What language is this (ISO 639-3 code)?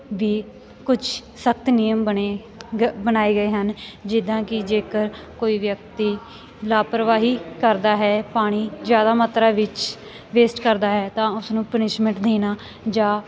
pan